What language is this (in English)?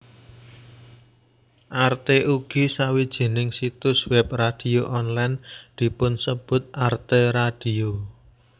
Javanese